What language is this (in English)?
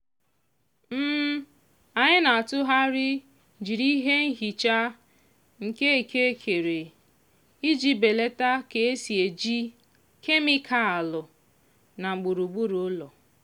Igbo